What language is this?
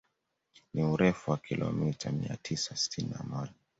Swahili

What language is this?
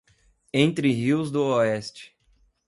Portuguese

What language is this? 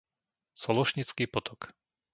Slovak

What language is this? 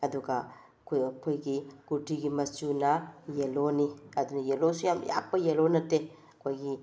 Manipuri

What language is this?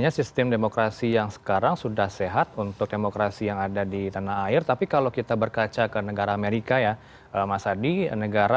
Indonesian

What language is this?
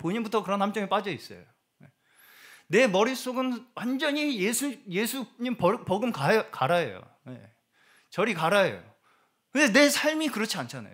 Korean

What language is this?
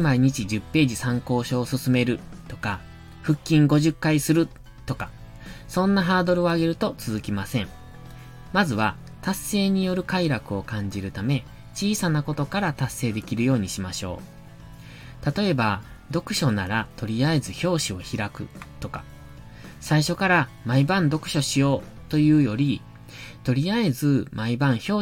Japanese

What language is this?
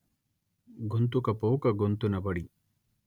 Telugu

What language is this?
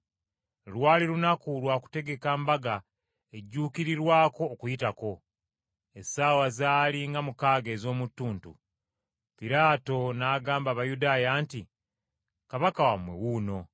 Ganda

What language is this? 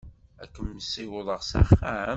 Kabyle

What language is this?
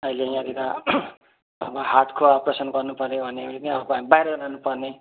Nepali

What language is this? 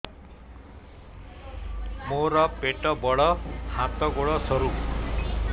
Odia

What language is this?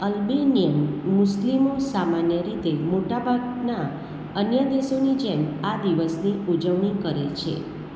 Gujarati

